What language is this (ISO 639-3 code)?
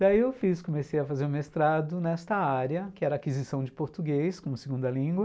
por